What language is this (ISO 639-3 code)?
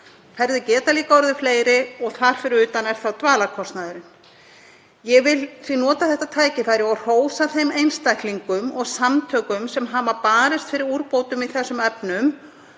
isl